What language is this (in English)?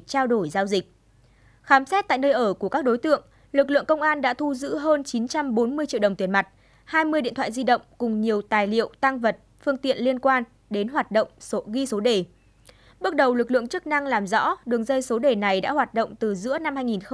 Vietnamese